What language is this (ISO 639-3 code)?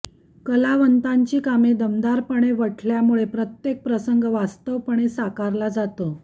mar